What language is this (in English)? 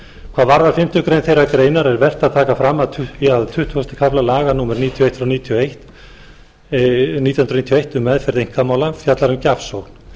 Icelandic